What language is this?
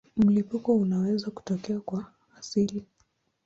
Swahili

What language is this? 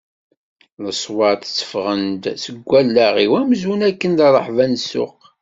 Kabyle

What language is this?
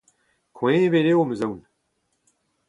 Breton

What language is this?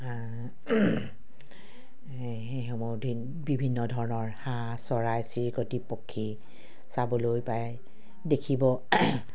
Assamese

